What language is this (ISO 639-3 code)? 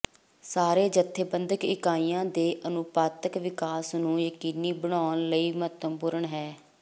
pan